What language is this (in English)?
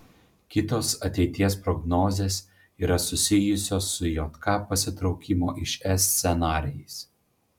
Lithuanian